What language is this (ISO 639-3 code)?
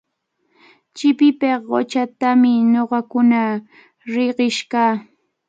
qvl